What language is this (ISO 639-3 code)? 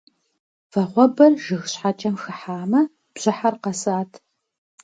kbd